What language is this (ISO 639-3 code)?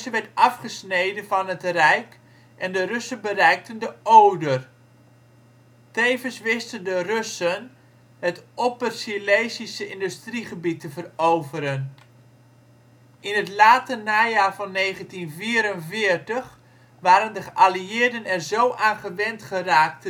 nld